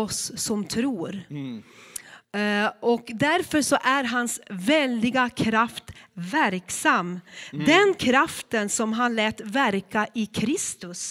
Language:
Swedish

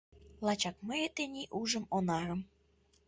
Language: Mari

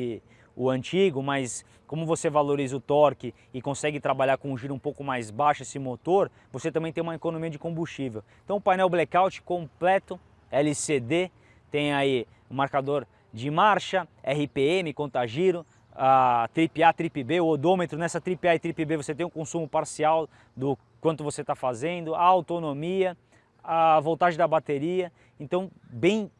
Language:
Portuguese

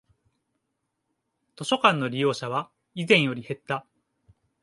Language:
Japanese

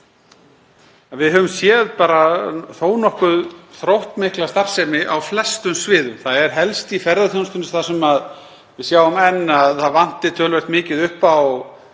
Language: Icelandic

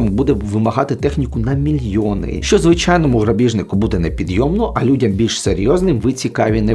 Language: Ukrainian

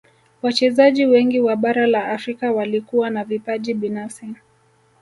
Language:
Swahili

